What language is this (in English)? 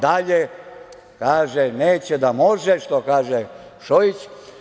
Serbian